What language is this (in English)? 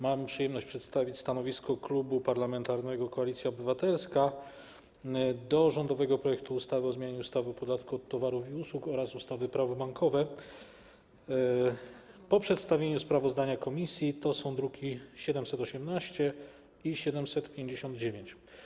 Polish